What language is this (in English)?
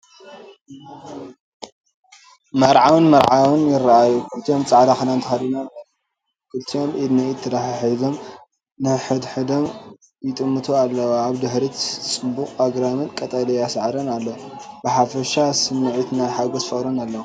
Tigrinya